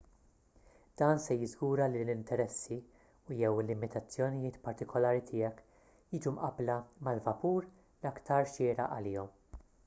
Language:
Maltese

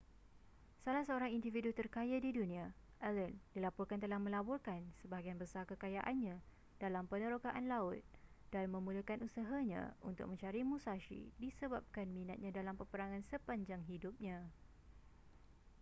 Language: Malay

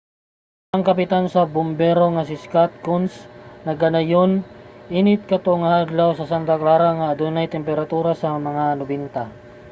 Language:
Cebuano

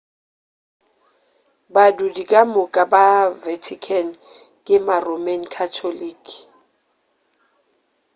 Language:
Northern Sotho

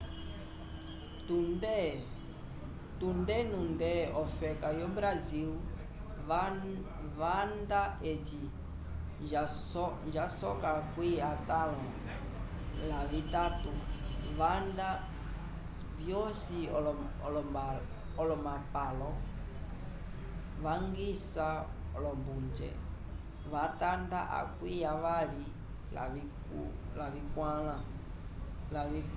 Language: Umbundu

